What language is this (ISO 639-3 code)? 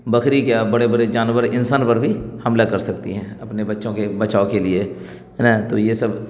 urd